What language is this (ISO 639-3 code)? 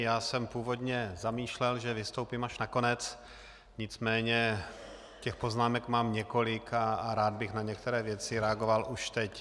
ces